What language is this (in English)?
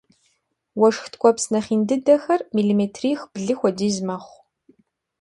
Kabardian